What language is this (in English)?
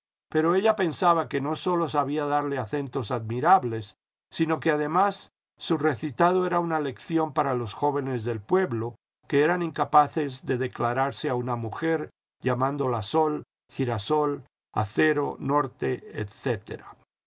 Spanish